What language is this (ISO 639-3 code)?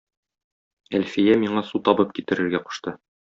tat